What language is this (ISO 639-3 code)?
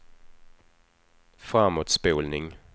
swe